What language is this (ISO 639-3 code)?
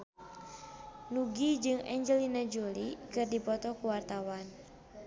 sun